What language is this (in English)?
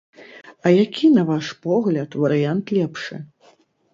Belarusian